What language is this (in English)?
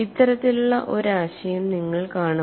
Malayalam